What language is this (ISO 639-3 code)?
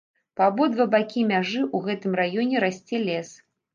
bel